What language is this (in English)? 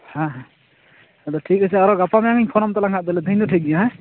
Santali